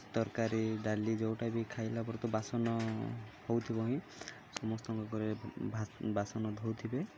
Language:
Odia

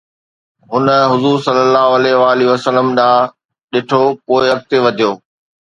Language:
Sindhi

